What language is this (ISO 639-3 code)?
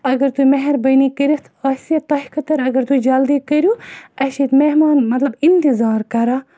kas